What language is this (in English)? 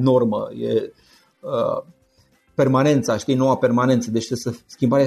Romanian